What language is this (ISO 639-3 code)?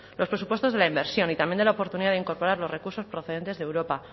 spa